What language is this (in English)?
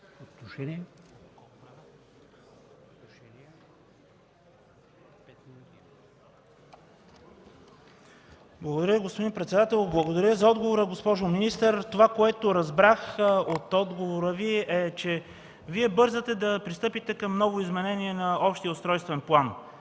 Bulgarian